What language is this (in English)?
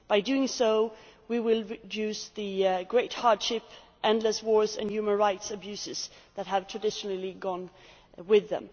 English